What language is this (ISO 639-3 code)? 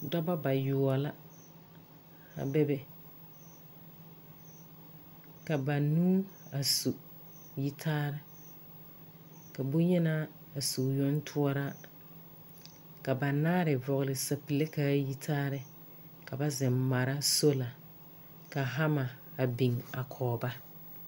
dga